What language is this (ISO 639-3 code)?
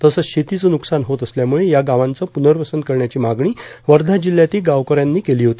mar